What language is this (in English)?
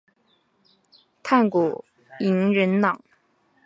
Chinese